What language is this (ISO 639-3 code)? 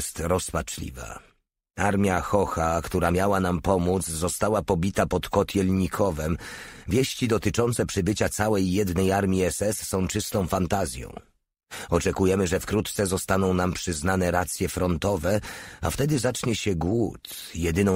pol